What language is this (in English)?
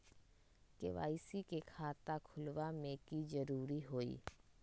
Magahi